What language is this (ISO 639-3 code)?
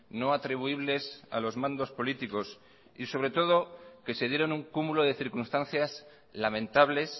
spa